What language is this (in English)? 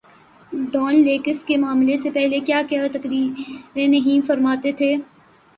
Urdu